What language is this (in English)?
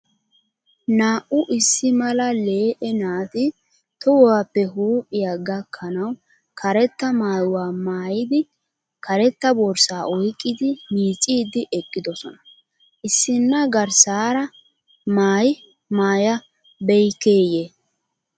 Wolaytta